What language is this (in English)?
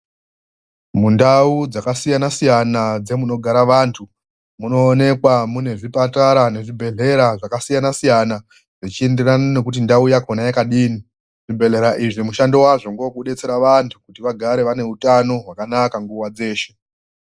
Ndau